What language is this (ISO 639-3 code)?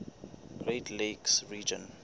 sot